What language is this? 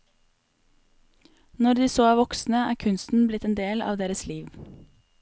Norwegian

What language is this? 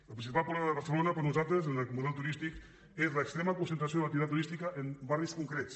Catalan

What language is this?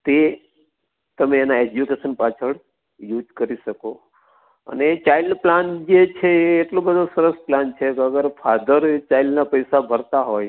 Gujarati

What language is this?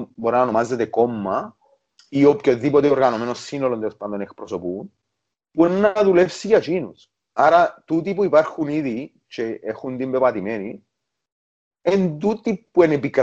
Greek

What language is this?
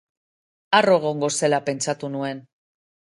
Basque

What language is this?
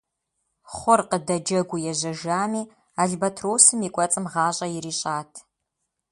Kabardian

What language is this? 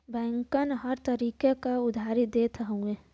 Bhojpuri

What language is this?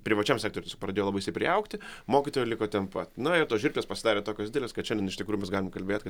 Lithuanian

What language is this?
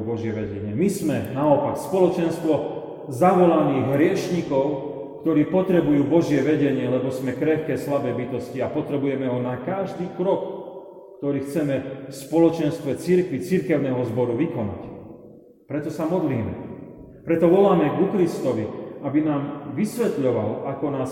Slovak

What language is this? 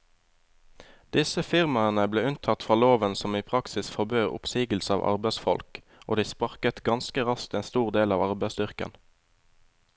Norwegian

